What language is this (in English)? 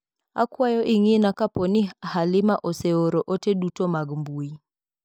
Luo (Kenya and Tanzania)